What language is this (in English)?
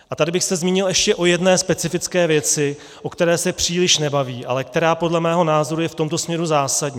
Czech